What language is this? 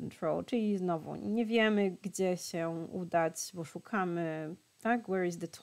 Polish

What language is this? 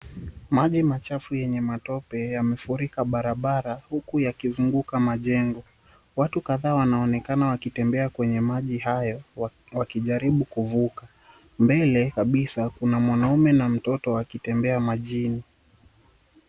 Swahili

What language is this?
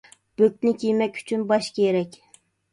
Uyghur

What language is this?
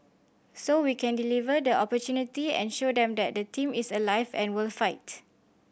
English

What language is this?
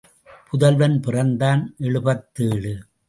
Tamil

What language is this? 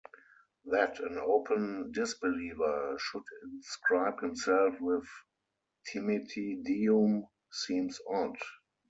English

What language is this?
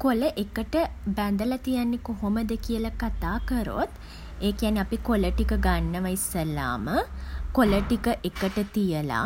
Sinhala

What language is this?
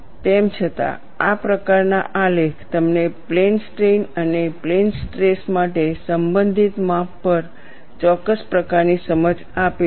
Gujarati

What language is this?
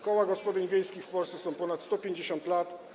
Polish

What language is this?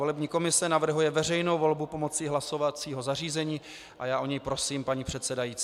Czech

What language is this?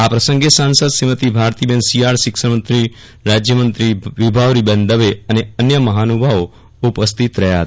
Gujarati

